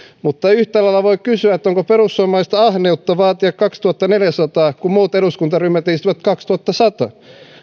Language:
Finnish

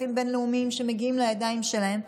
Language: Hebrew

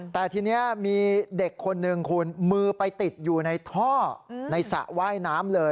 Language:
Thai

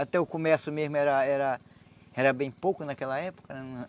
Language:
Portuguese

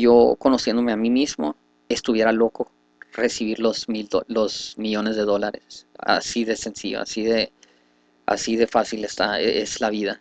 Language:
Spanish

